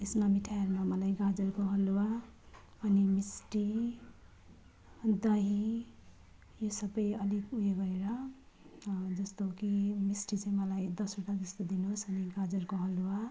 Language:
Nepali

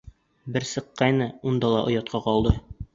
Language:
Bashkir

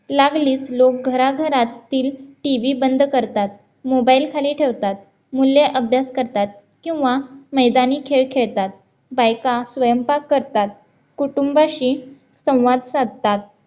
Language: Marathi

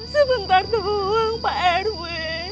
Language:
Indonesian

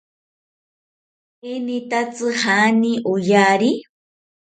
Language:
South Ucayali Ashéninka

